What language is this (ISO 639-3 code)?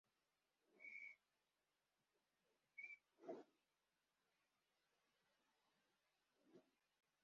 kin